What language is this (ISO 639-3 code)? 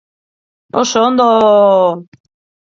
eus